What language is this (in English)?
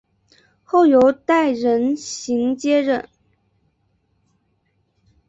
Chinese